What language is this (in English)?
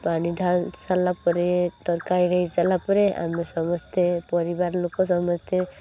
Odia